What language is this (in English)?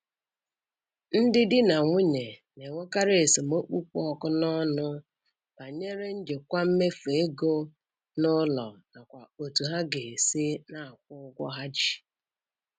Igbo